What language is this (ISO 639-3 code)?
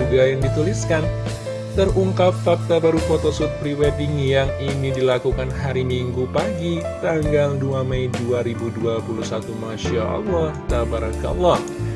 ind